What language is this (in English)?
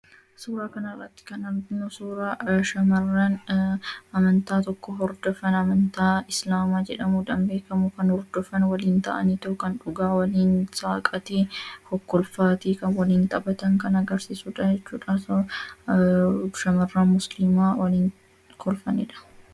Oromo